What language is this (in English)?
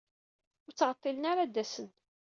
Kabyle